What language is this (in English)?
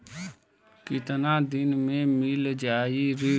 Bhojpuri